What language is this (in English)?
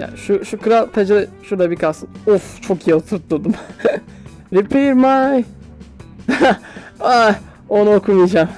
Turkish